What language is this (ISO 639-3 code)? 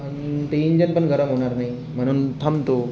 mar